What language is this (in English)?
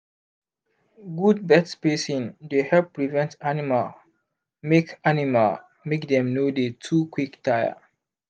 Nigerian Pidgin